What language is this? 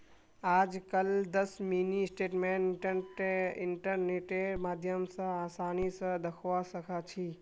Magahi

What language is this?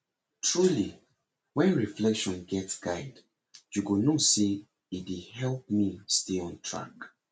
Nigerian Pidgin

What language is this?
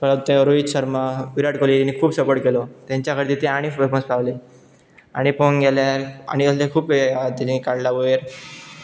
Konkani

